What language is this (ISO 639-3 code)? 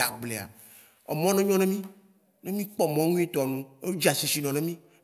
wci